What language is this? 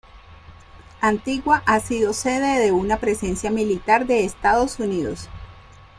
Spanish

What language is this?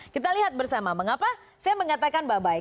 Indonesian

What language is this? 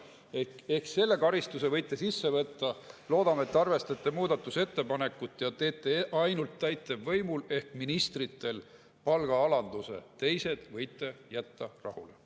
Estonian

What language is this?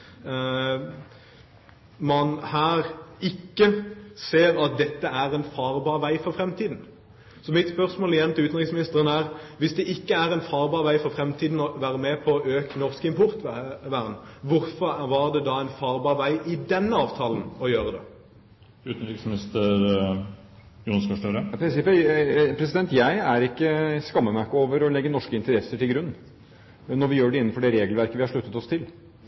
Norwegian Bokmål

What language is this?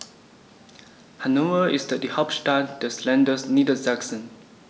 German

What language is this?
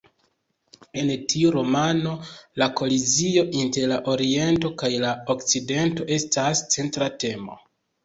Esperanto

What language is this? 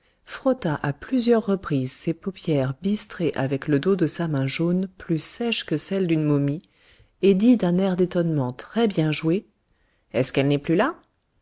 French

